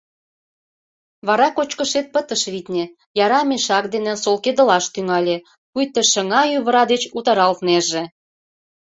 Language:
Mari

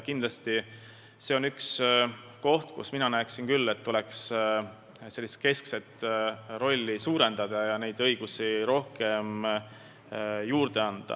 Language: Estonian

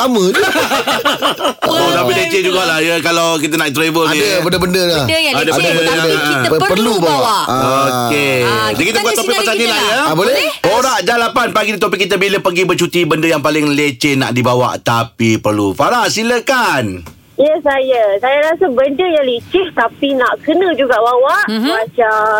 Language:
Malay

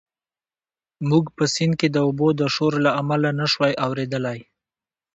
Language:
Pashto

